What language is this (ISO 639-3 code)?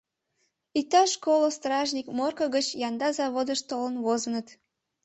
chm